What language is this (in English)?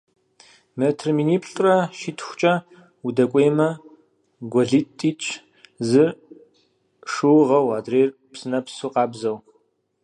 Kabardian